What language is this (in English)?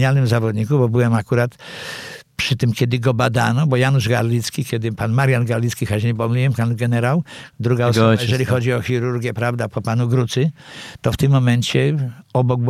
Polish